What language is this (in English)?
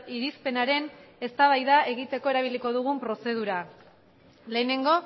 Basque